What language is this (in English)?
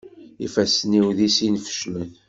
Kabyle